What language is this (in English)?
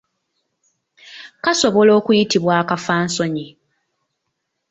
Ganda